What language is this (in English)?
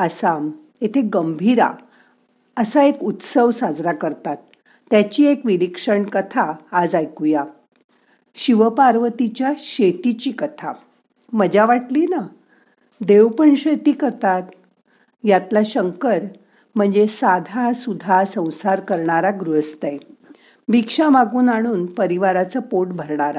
Marathi